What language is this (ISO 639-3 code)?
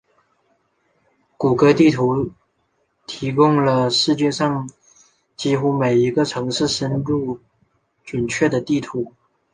zho